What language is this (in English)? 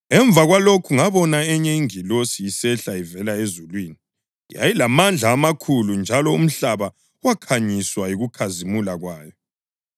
North Ndebele